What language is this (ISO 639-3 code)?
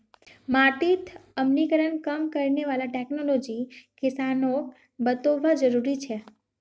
mag